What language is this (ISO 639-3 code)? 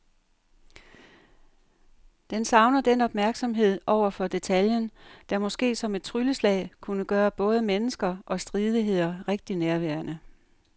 dan